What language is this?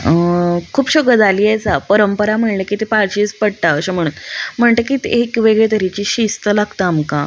Konkani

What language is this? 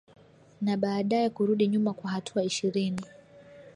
Swahili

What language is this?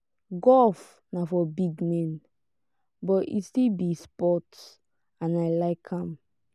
Nigerian Pidgin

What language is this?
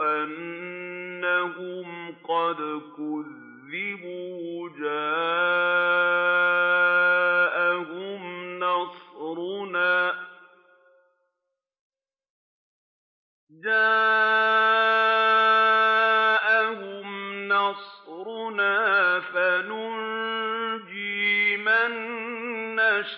Arabic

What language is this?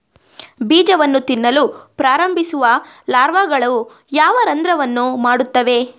Kannada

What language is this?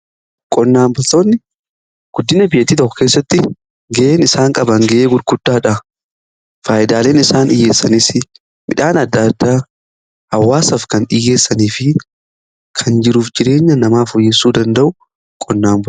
Oromo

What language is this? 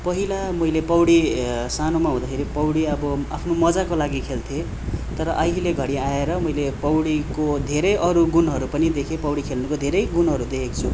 Nepali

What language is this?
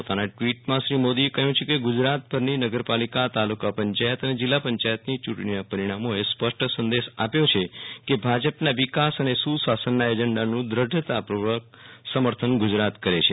Gujarati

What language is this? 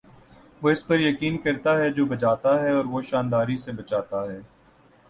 Urdu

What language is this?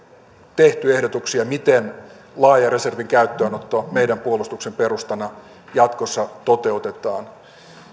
Finnish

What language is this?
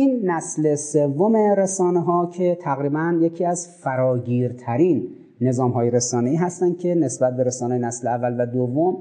Persian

